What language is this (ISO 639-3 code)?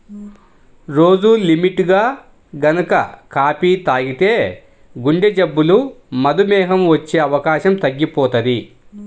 tel